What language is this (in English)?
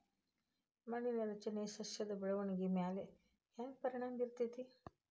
Kannada